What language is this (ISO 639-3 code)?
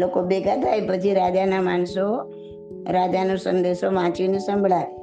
guj